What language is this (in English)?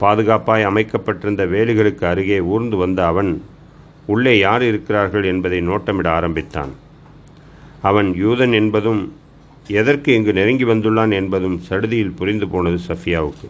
Tamil